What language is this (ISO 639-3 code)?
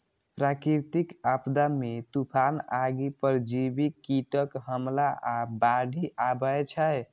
mai